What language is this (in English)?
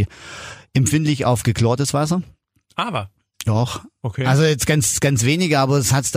German